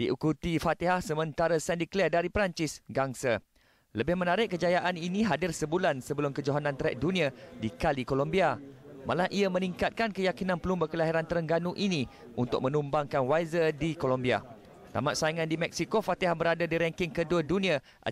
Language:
Malay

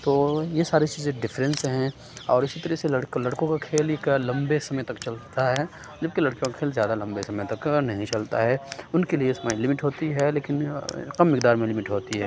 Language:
Urdu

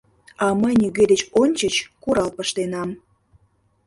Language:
Mari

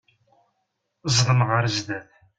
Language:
Kabyle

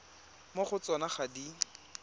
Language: Tswana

